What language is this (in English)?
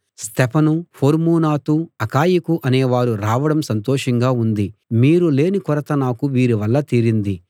Telugu